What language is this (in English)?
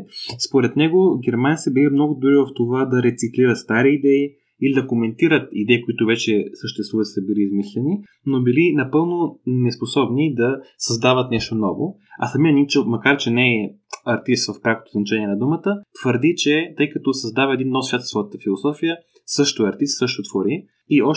Bulgarian